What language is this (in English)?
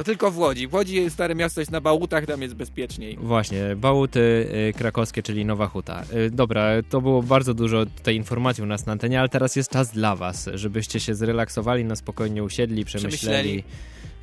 Polish